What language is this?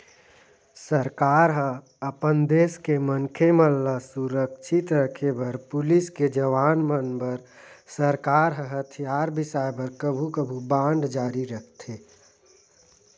Chhattisgarhi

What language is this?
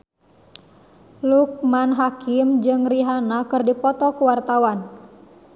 Sundanese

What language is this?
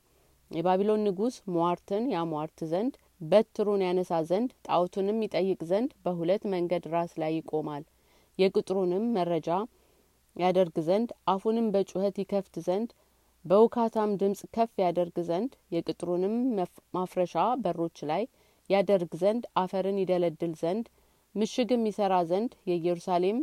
Amharic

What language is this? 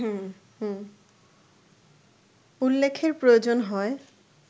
Bangla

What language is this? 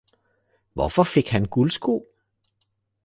Danish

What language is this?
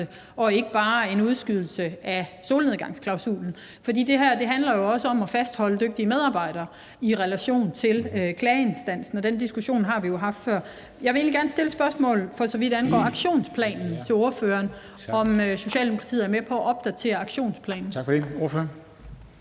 Danish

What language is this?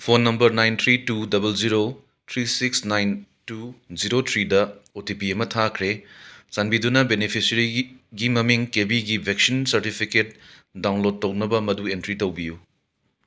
Manipuri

